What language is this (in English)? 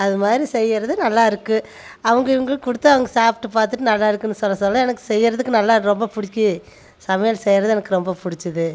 Tamil